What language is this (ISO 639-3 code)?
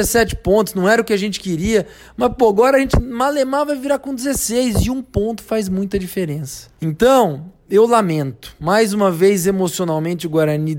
por